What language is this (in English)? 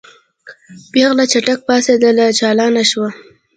Pashto